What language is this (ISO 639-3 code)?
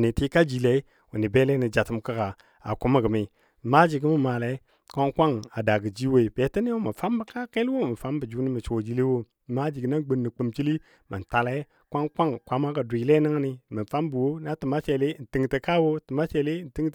dbd